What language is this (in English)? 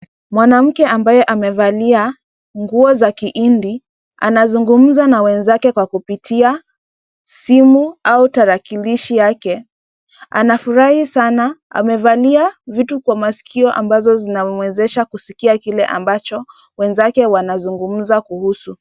Swahili